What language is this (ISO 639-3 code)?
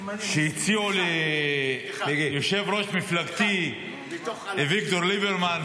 heb